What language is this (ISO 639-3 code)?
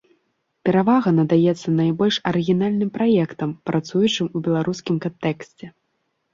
bel